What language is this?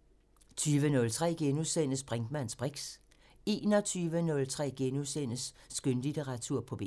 Danish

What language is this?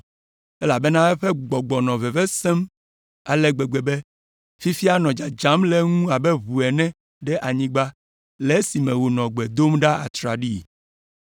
Ewe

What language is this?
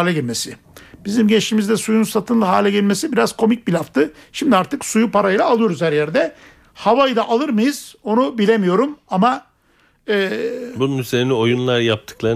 Turkish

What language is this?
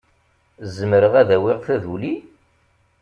Kabyle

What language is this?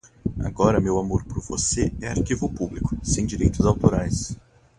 Portuguese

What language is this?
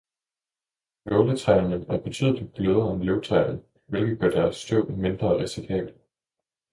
Danish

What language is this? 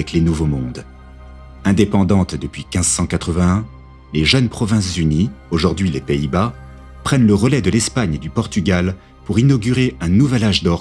French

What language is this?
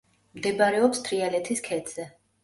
Georgian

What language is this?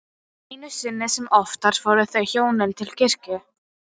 Icelandic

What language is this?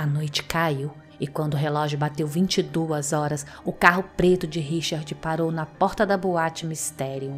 Portuguese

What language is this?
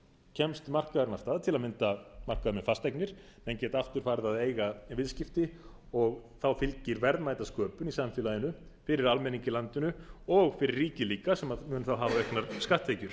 Icelandic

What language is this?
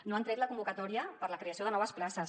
Catalan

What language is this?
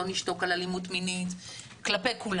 Hebrew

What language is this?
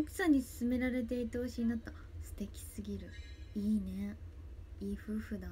Japanese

